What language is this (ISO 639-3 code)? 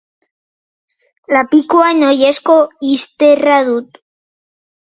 eus